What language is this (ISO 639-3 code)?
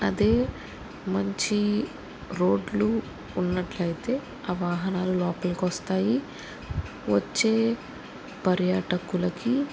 tel